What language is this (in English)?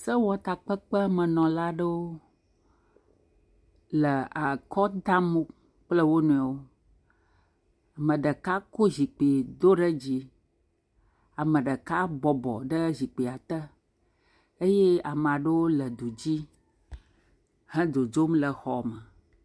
Ewe